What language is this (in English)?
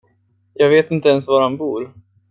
Swedish